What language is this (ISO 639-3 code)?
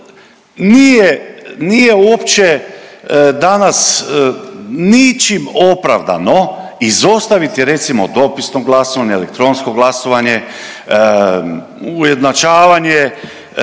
hrv